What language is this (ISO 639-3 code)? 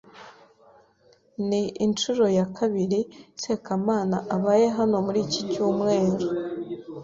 kin